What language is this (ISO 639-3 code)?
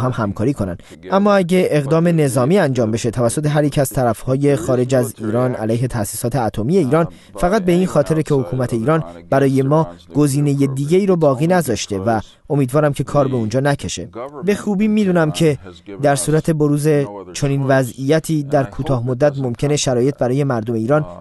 fas